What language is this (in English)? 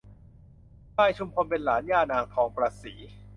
Thai